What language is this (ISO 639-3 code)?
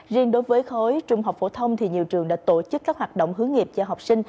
vie